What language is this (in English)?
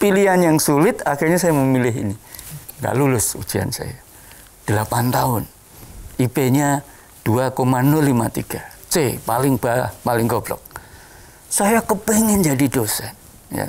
Indonesian